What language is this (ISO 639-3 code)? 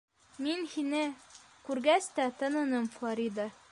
bak